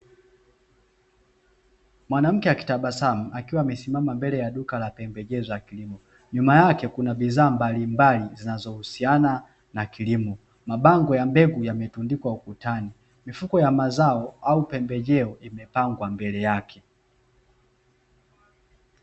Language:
Swahili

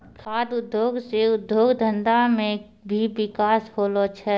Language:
Maithili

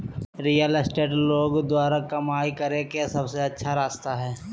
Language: Magahi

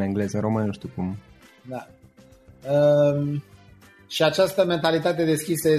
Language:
Romanian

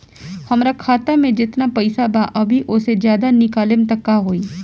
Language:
Bhojpuri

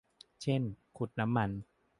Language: Thai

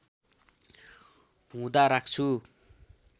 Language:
Nepali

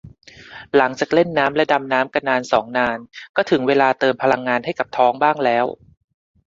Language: Thai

